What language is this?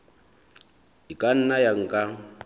Southern Sotho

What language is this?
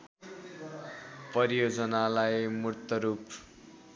Nepali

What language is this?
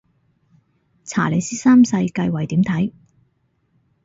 Cantonese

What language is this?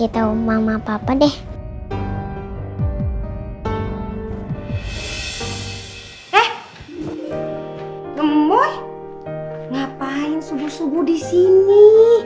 Indonesian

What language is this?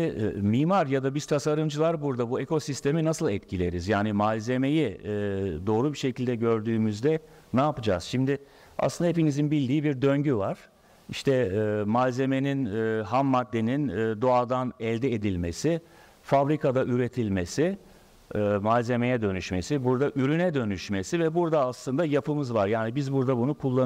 Turkish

